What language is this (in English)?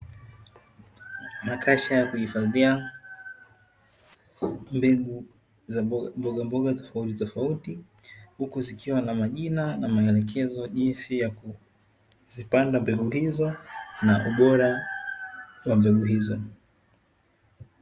Swahili